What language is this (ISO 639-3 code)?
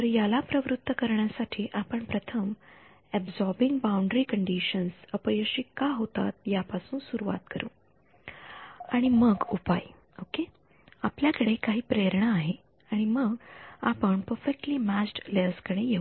mar